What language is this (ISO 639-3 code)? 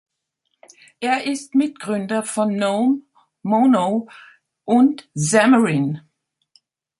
deu